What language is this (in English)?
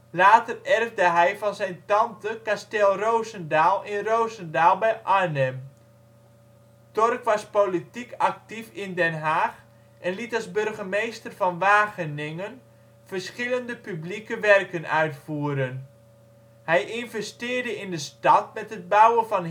Dutch